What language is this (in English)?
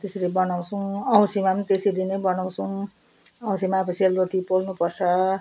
Nepali